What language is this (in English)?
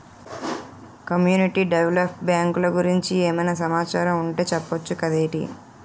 Telugu